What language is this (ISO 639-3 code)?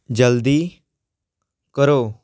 pan